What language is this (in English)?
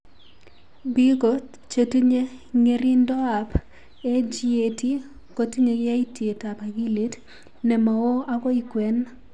Kalenjin